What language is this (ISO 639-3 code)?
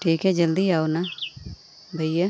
hin